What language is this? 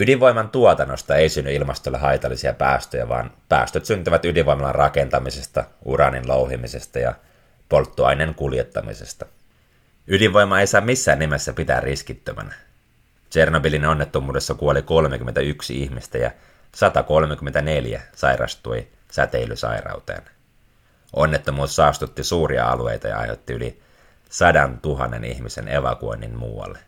Finnish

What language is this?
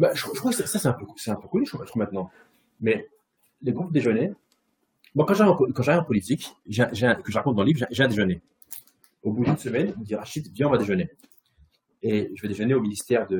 French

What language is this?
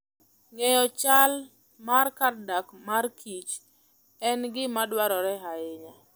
Luo (Kenya and Tanzania)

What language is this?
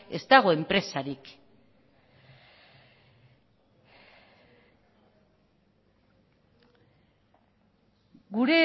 Basque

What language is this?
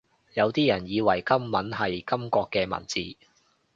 Cantonese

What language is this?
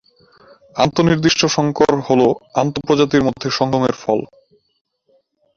Bangla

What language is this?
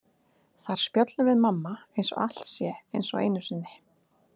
Icelandic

